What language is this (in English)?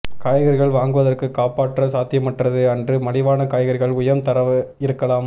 Tamil